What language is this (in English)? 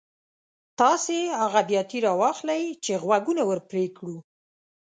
Pashto